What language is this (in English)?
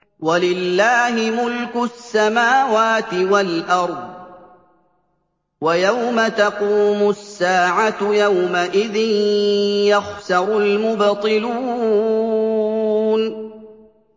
Arabic